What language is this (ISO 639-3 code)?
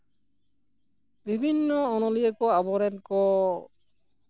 sat